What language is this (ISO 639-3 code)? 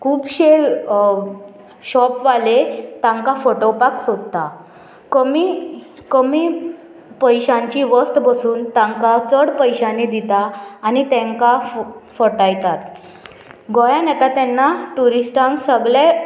kok